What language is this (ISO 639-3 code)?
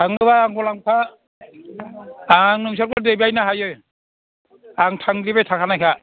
brx